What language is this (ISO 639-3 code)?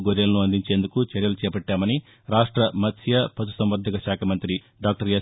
tel